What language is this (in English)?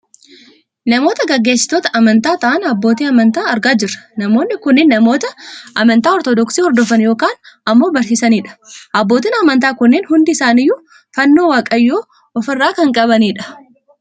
Oromo